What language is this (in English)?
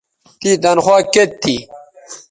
Bateri